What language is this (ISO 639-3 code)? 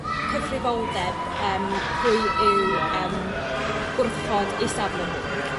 cym